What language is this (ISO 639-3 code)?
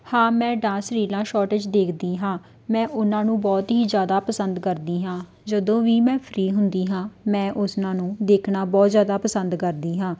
pan